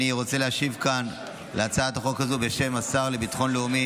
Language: Hebrew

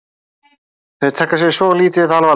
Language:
Icelandic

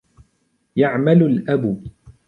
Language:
Arabic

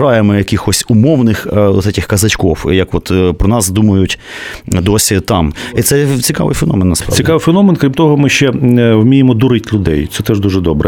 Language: Ukrainian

